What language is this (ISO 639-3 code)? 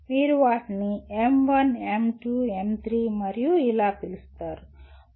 tel